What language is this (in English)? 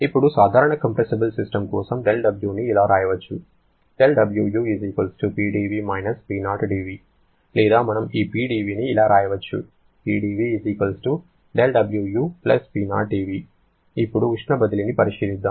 Telugu